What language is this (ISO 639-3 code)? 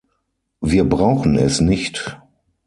deu